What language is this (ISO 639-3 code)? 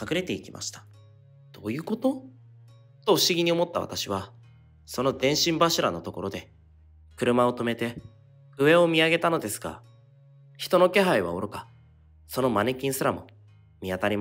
jpn